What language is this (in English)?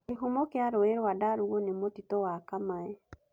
Kikuyu